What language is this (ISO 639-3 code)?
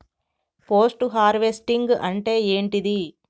tel